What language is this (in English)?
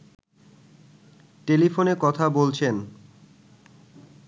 Bangla